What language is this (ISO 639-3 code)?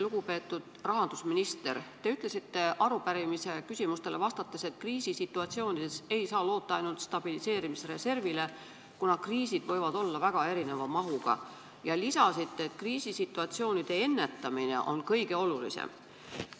est